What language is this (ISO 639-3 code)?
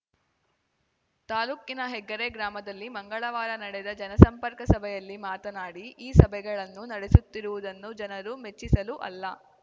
kan